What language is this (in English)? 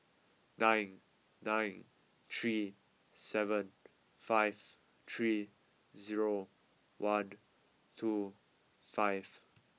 English